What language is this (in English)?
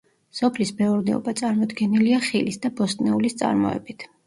Georgian